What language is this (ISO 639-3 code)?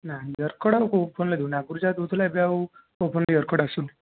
ori